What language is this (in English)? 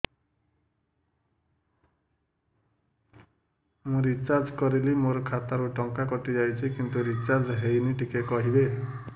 Odia